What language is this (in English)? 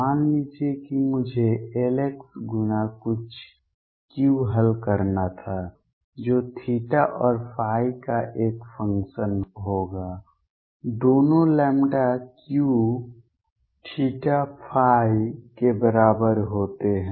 Hindi